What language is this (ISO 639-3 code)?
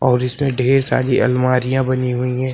hin